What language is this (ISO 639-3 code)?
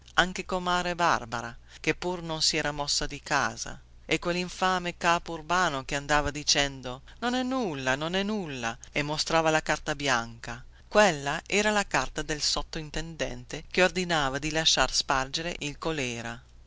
ita